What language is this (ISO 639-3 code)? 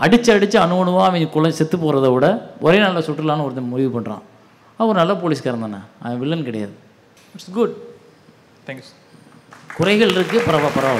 tam